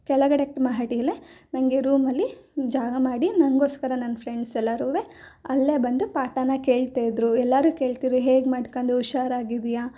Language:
Kannada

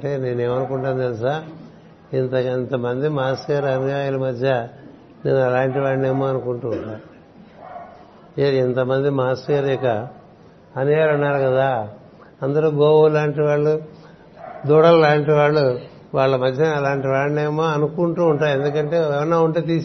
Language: Telugu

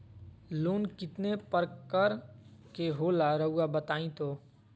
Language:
Magahi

